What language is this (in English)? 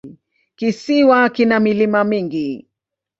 Swahili